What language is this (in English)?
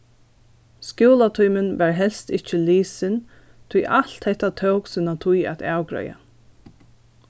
Faroese